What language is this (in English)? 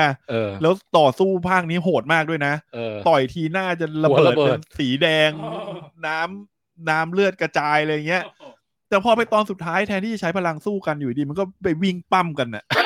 Thai